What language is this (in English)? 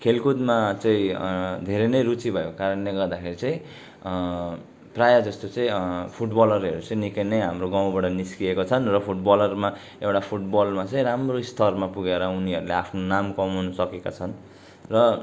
Nepali